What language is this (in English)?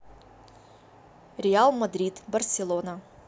Russian